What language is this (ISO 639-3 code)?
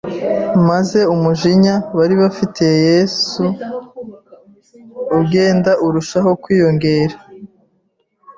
kin